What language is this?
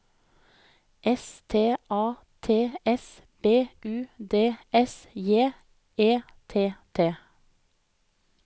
Norwegian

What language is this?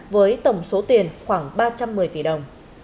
Vietnamese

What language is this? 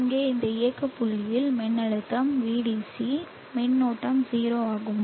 Tamil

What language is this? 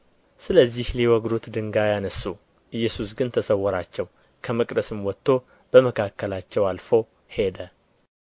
Amharic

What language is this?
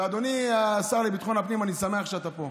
Hebrew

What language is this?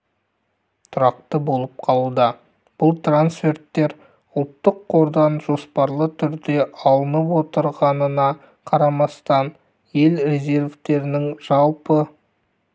Kazakh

